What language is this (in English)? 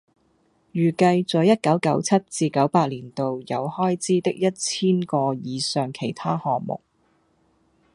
Cantonese